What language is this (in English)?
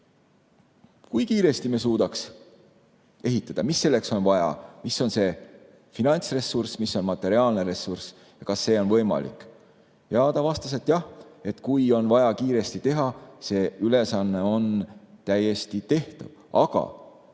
Estonian